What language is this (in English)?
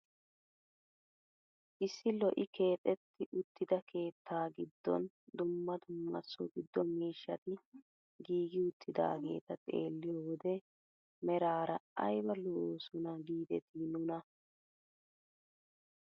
Wolaytta